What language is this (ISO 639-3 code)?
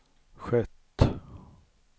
swe